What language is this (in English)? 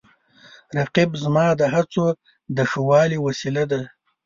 Pashto